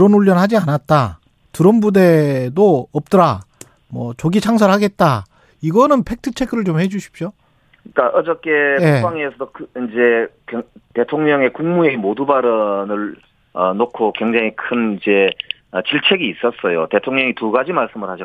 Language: Korean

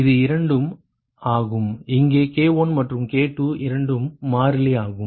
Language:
Tamil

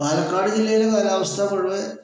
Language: Malayalam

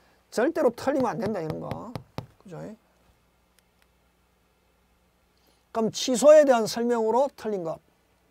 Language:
Korean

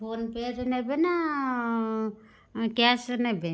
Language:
Odia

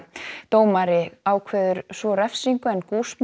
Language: Icelandic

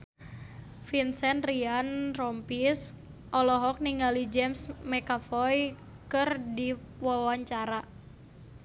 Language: Sundanese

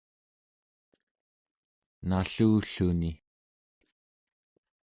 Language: Central Yupik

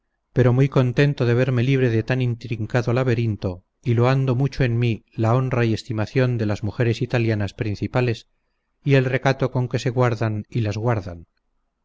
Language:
Spanish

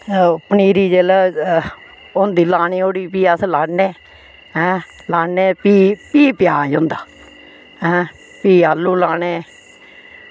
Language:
Dogri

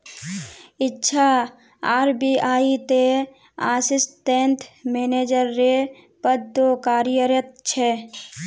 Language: Magahi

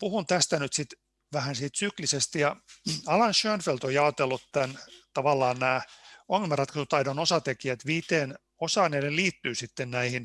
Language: Finnish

